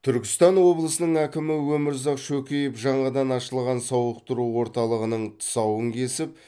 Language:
Kazakh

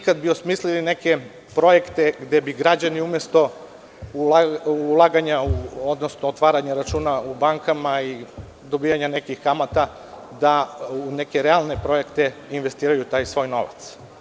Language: Serbian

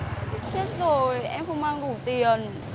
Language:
Vietnamese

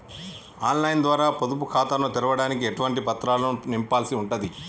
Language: Telugu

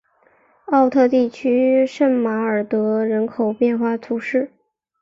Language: Chinese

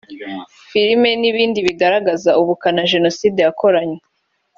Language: Kinyarwanda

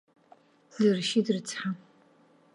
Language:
Abkhazian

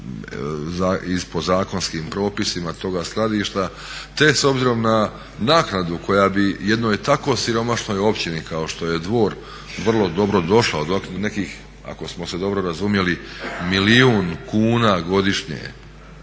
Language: Croatian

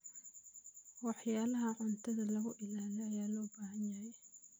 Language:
Somali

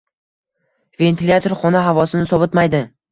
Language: Uzbek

